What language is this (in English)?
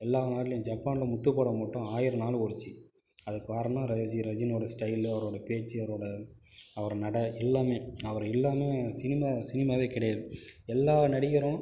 Tamil